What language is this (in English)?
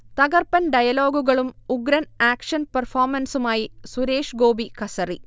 Malayalam